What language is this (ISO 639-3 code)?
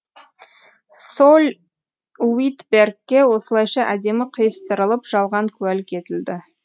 kaz